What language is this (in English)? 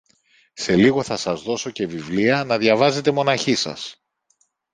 Greek